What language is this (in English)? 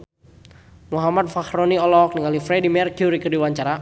Sundanese